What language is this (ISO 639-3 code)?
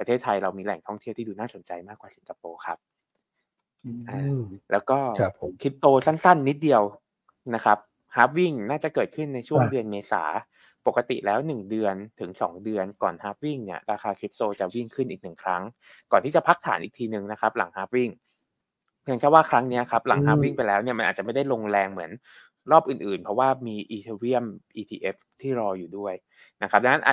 tha